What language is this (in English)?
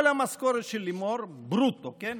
Hebrew